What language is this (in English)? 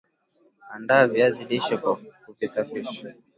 Swahili